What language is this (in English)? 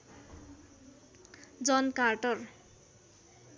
Nepali